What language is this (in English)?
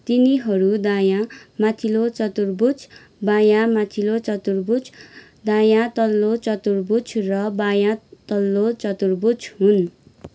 Nepali